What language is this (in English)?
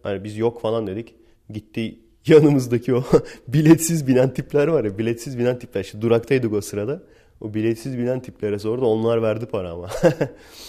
Turkish